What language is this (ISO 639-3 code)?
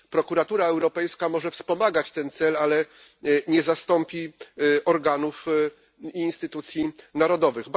pol